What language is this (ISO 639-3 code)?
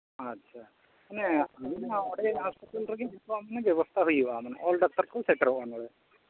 sat